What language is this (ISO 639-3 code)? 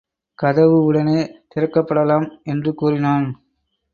tam